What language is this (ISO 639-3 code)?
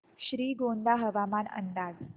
mar